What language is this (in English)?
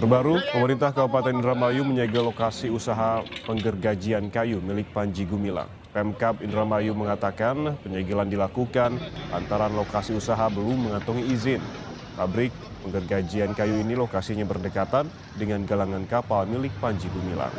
Indonesian